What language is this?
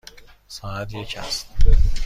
Persian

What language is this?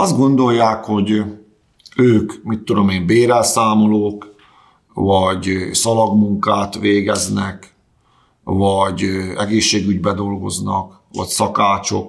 Hungarian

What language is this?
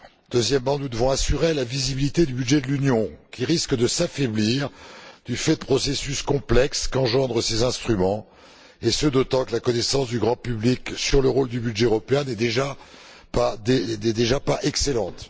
French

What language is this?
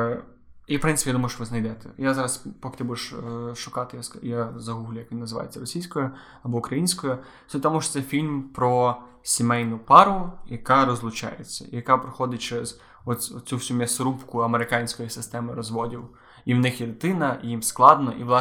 Ukrainian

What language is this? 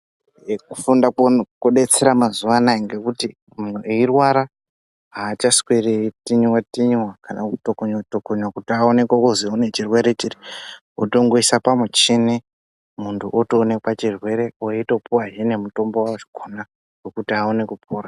Ndau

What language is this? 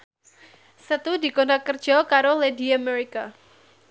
Javanese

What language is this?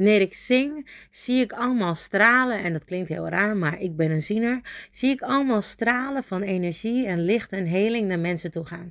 Dutch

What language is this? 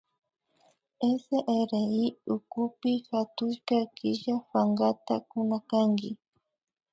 Imbabura Highland Quichua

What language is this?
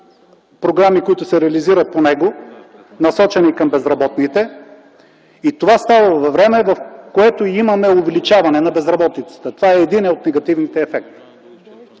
Bulgarian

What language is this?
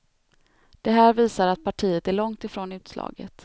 Swedish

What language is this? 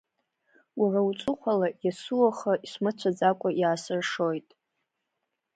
Abkhazian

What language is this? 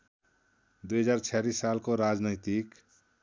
Nepali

